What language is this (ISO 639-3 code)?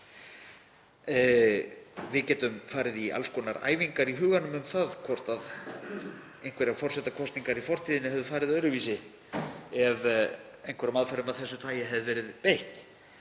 isl